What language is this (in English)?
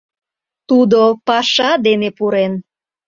Mari